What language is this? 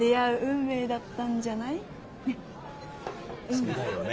Japanese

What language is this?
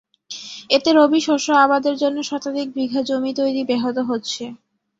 Bangla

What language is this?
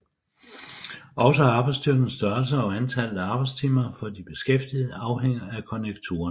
Danish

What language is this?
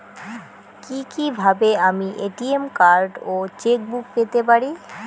Bangla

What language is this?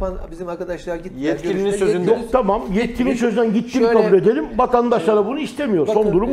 Turkish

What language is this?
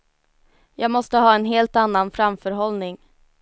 Swedish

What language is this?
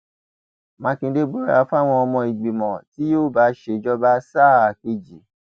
Yoruba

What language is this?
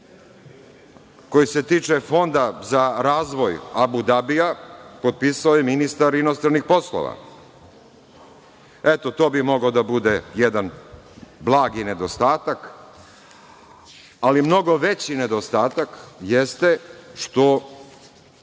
Serbian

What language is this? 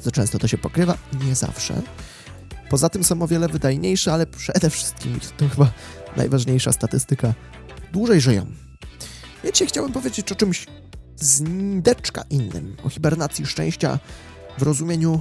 Polish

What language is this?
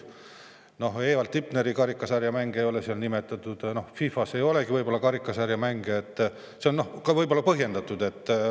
Estonian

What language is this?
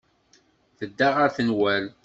Kabyle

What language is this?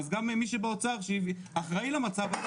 Hebrew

